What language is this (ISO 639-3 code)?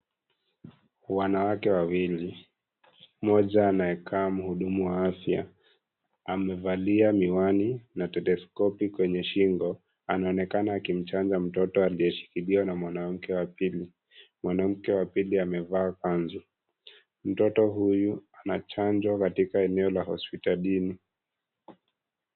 swa